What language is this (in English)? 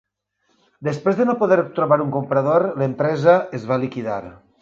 Catalan